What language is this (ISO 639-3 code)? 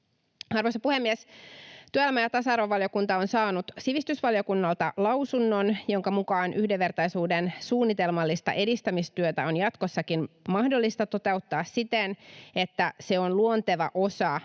fin